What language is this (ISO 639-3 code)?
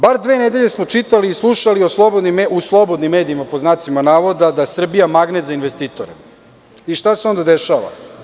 srp